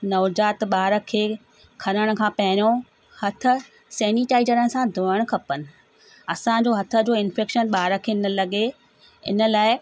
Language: Sindhi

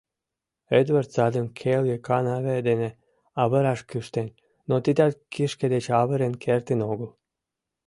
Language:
Mari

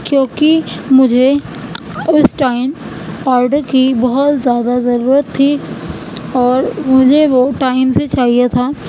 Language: Urdu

